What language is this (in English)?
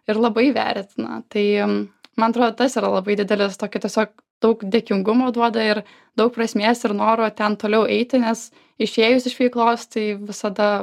Lithuanian